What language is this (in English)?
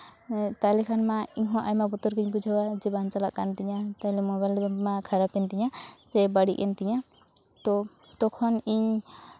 Santali